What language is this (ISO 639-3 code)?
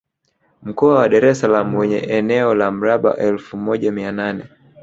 swa